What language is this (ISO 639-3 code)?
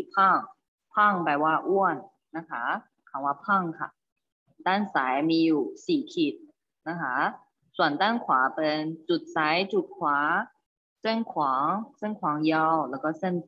tha